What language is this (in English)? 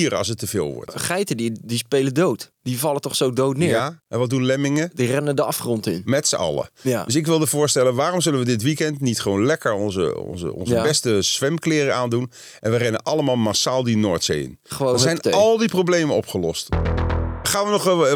Dutch